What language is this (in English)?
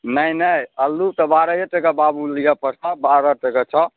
Maithili